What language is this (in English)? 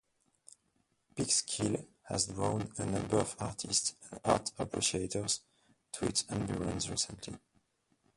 English